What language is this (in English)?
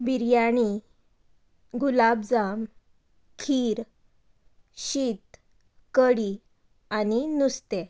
Konkani